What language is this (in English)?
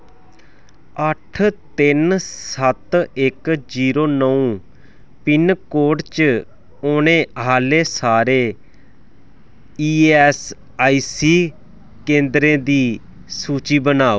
Dogri